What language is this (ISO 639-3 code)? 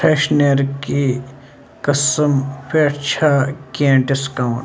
kas